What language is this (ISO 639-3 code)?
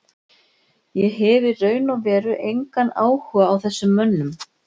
isl